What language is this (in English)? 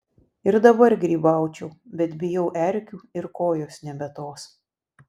Lithuanian